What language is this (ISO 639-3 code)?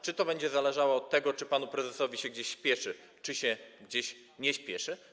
pol